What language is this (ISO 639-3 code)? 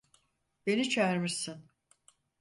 tur